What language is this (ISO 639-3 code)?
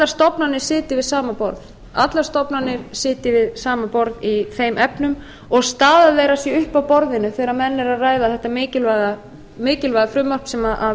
isl